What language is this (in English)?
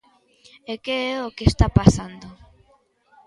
Galician